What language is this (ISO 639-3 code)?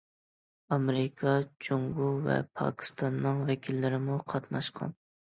uig